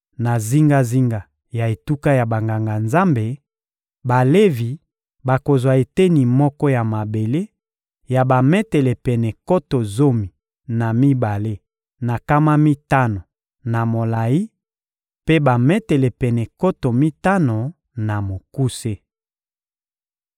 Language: Lingala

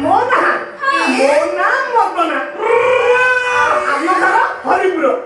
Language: Odia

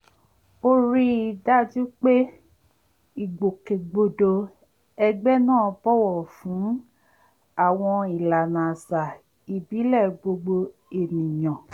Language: Yoruba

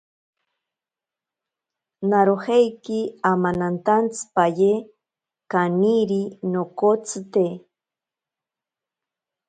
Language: Ashéninka Perené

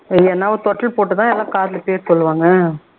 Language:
Tamil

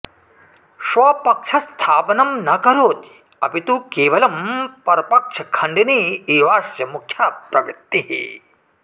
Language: Sanskrit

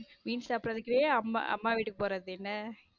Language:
Tamil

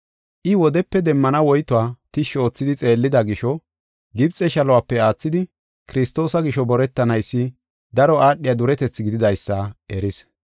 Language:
Gofa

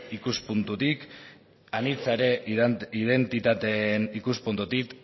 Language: Basque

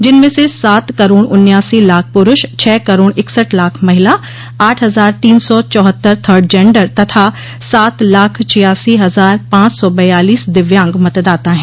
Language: Hindi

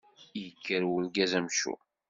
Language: Kabyle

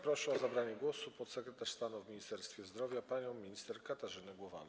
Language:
Polish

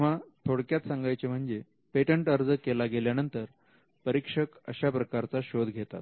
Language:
Marathi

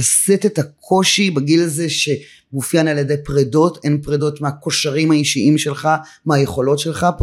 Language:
Hebrew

